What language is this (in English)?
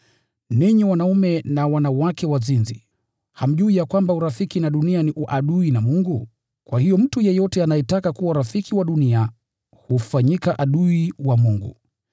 Swahili